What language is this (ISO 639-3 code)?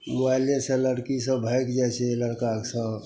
mai